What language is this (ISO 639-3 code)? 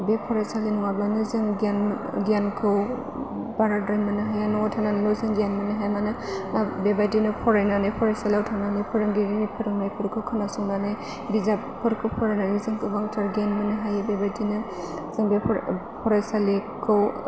brx